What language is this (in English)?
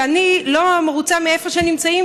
Hebrew